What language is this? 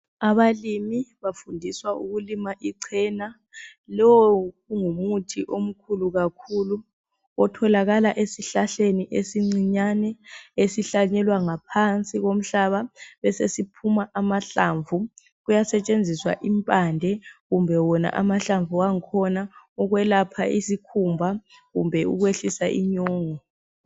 North Ndebele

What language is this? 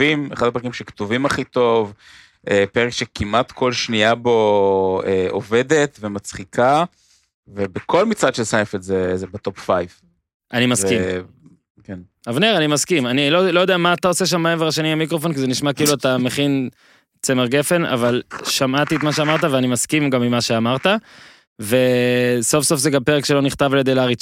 Hebrew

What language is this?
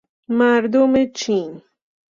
Persian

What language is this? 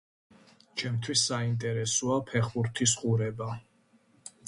Georgian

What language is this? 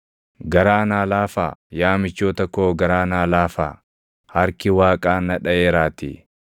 Oromo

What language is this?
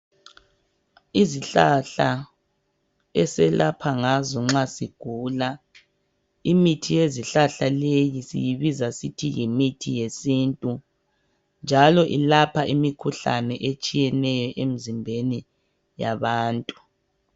North Ndebele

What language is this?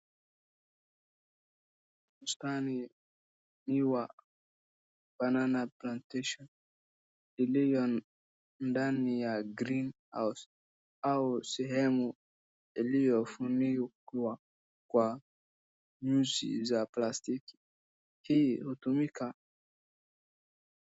Swahili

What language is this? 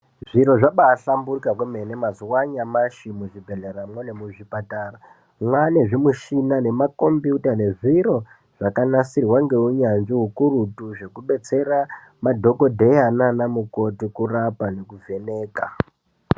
Ndau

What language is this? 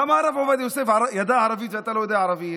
Hebrew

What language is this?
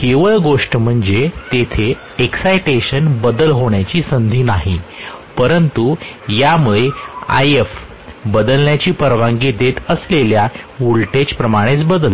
Marathi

